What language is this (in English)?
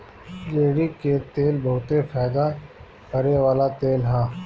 Bhojpuri